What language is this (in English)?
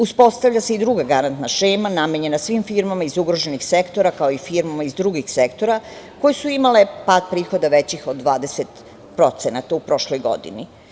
Serbian